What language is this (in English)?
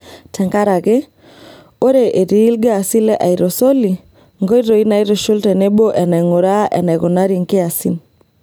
Masai